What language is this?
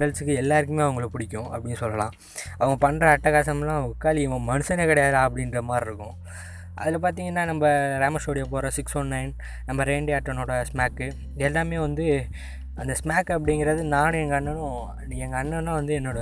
Tamil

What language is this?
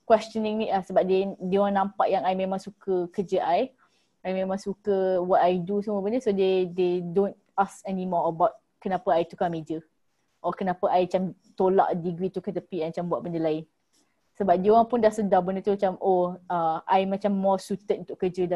Malay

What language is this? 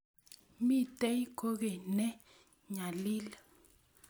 Kalenjin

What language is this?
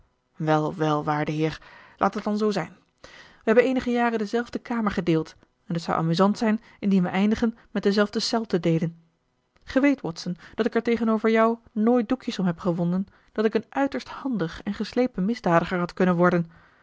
Dutch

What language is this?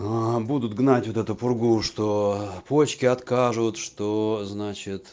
Russian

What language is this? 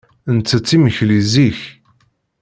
Kabyle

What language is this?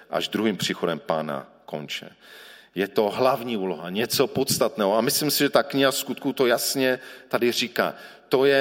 Czech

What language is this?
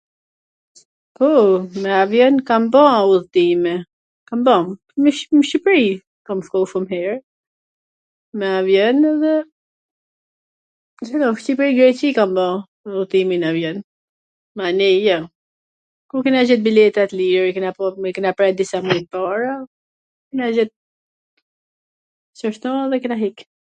Gheg Albanian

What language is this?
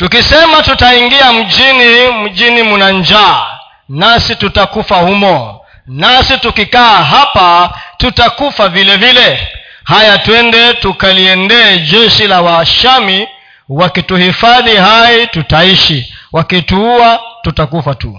Swahili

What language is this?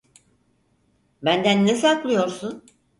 Turkish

